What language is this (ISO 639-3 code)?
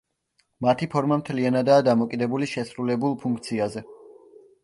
kat